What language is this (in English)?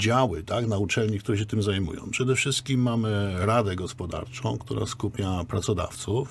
Polish